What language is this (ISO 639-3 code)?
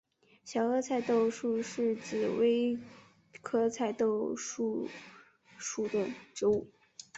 zho